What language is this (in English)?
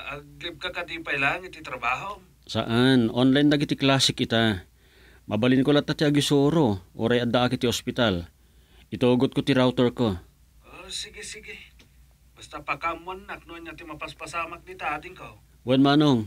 Filipino